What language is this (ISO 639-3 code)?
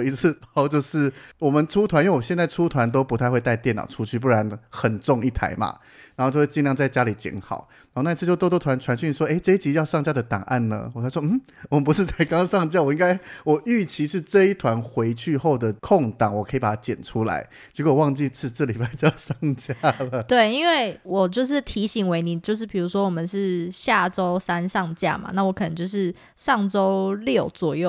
zho